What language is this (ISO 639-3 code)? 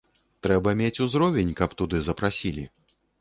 bel